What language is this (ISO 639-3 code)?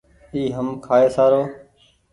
gig